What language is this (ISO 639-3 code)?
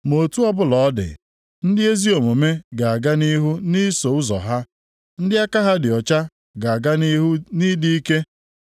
ibo